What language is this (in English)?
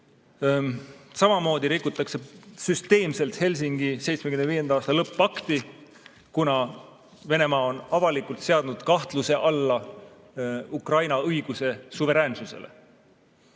Estonian